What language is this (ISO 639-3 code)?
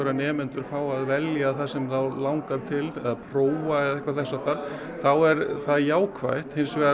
isl